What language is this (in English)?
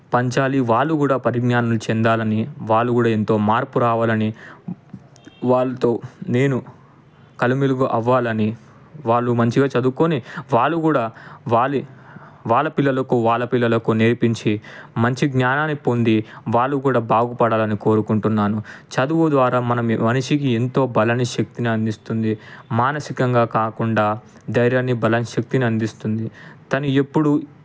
Telugu